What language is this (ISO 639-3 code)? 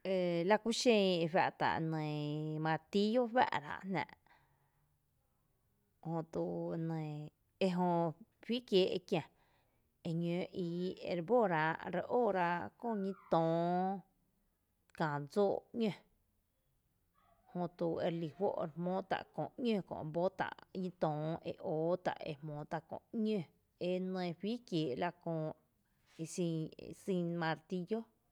cte